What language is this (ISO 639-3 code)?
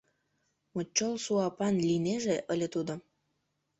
chm